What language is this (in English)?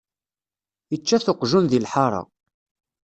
Kabyle